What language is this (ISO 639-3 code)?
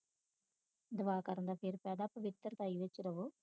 pan